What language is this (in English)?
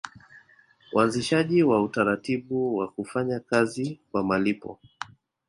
Swahili